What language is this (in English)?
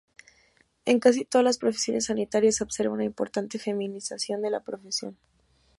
Spanish